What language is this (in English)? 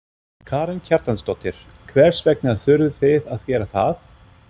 Icelandic